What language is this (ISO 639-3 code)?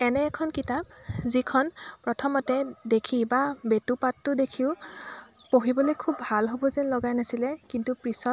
asm